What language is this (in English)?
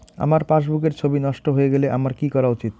Bangla